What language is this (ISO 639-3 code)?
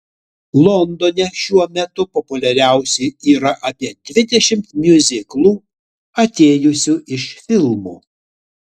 lit